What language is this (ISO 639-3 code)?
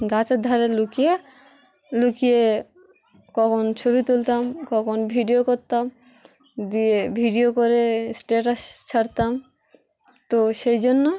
ben